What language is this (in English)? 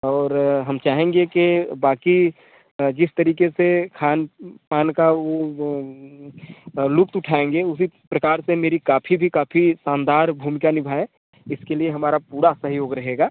Hindi